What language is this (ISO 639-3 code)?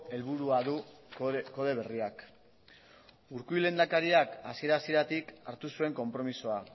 eus